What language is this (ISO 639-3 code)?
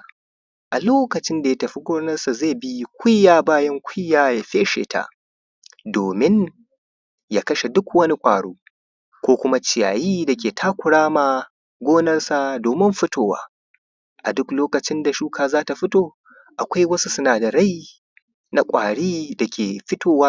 hau